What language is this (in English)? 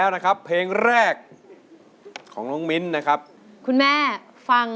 Thai